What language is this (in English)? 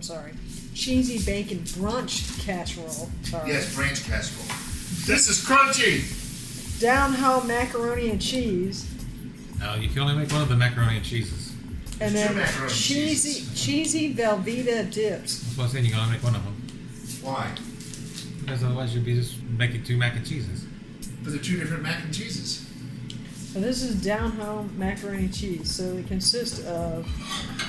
English